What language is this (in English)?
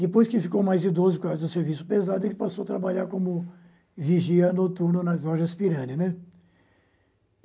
Portuguese